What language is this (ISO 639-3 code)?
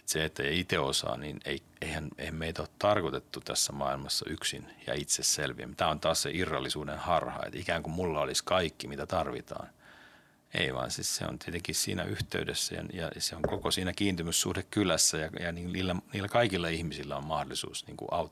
fin